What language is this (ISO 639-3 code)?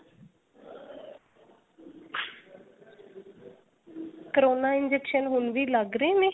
pan